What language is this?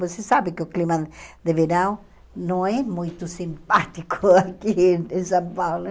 Portuguese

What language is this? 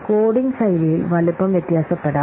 Malayalam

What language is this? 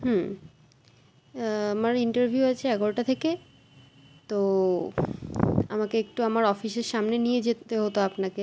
Bangla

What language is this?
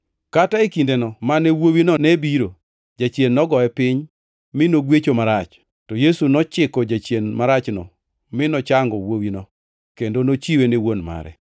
Luo (Kenya and Tanzania)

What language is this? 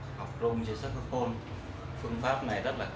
Vietnamese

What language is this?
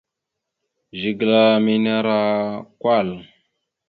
Mada (Cameroon)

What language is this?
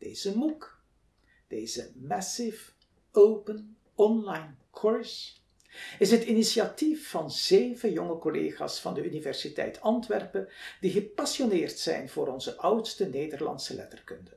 Dutch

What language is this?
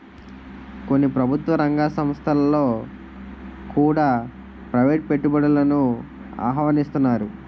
Telugu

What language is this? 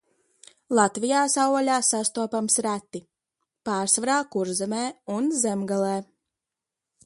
Latvian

